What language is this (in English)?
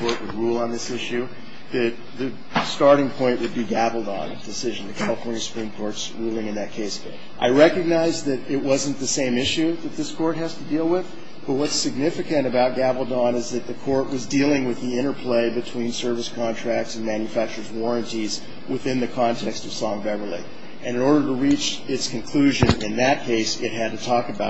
English